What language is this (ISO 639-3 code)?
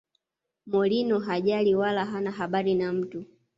swa